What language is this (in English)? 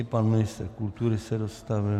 Czech